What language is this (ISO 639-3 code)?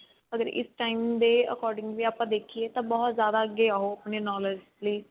pan